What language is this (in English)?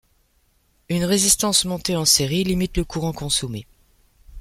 French